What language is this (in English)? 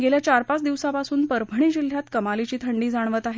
Marathi